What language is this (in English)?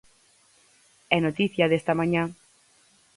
Galician